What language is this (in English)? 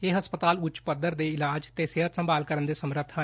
Punjabi